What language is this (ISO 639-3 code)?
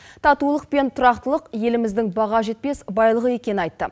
kaz